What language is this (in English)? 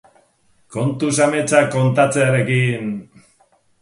Basque